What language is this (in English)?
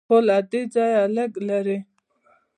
Pashto